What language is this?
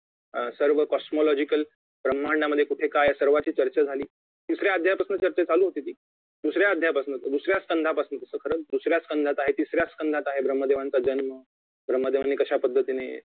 Marathi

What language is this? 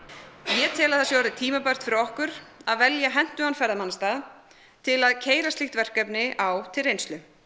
Icelandic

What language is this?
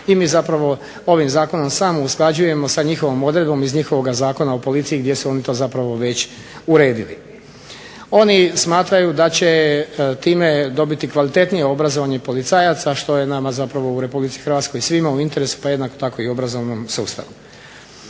Croatian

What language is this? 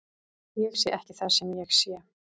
Icelandic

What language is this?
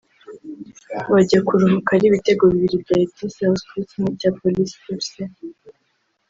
Kinyarwanda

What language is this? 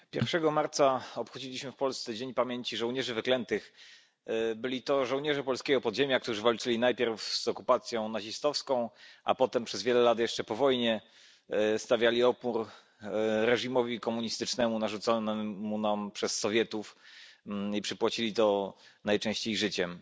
Polish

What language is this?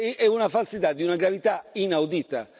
Italian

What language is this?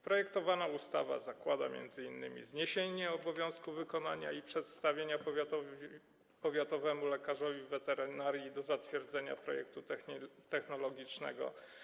Polish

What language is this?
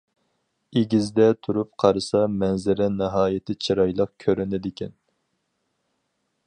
Uyghur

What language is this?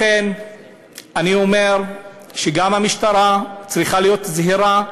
Hebrew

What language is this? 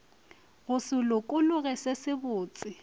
Northern Sotho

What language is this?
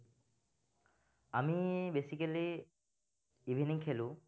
Assamese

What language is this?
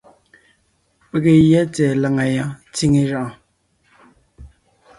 Ngiemboon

